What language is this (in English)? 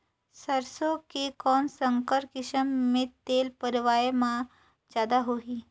Chhattisgarhi